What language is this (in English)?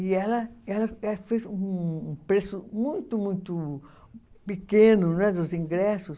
Portuguese